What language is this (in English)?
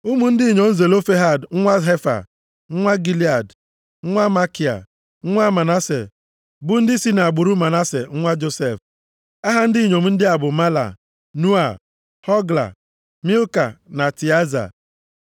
Igbo